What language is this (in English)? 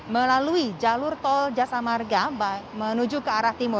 Indonesian